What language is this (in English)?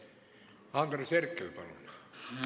Estonian